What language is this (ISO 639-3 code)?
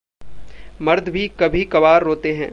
hin